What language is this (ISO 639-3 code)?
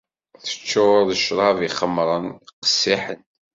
kab